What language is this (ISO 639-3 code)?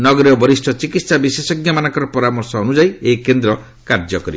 ori